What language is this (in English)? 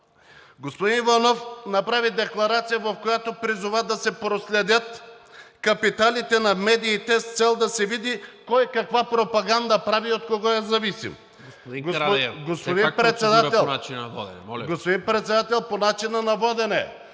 Bulgarian